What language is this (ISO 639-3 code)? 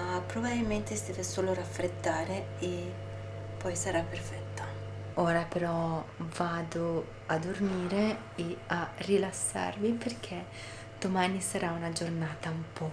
ita